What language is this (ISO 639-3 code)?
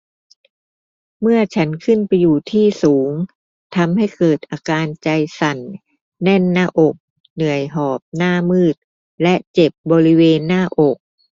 tha